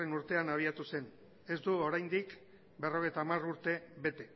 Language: Basque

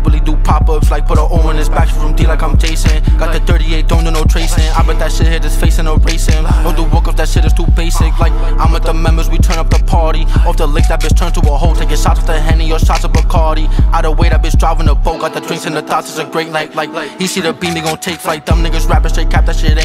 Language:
English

